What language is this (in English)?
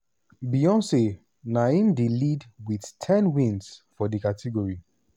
Nigerian Pidgin